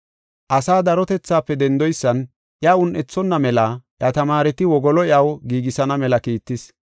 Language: Gofa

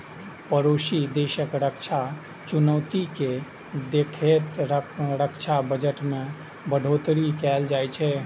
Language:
Maithili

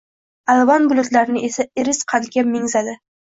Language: Uzbek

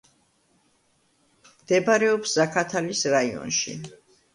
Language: Georgian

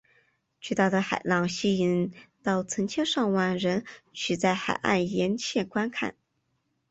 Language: Chinese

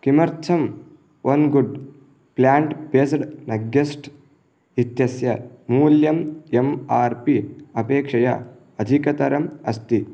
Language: Sanskrit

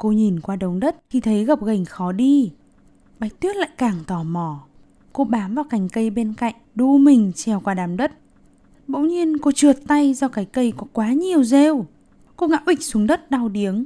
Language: Vietnamese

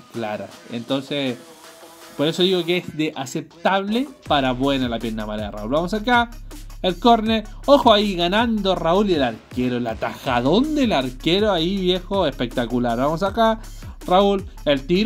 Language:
Spanish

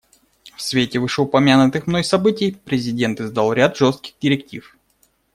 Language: Russian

